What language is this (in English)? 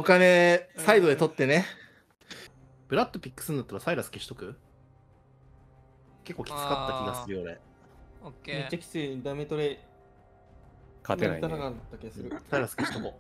Japanese